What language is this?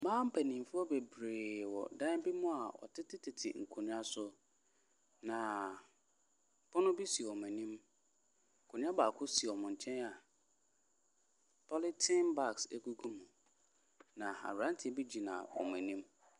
Akan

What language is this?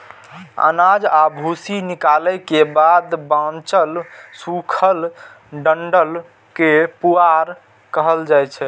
Maithili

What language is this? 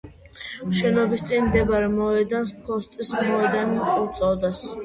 Georgian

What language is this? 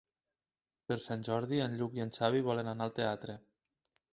Catalan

